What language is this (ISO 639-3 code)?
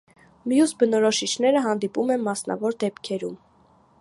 hye